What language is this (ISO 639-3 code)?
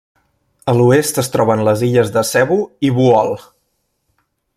cat